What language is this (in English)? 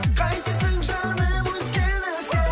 Kazakh